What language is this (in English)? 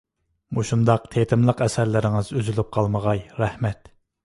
Uyghur